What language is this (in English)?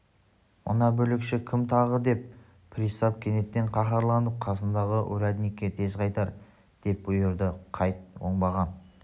Kazakh